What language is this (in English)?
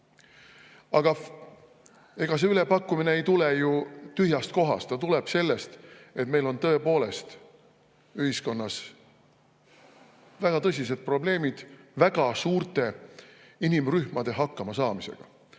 Estonian